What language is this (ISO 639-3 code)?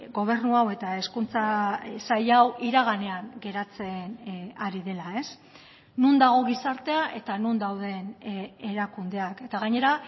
eus